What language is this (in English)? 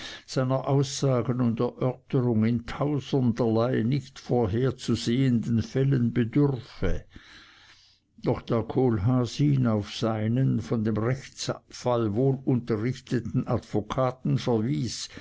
German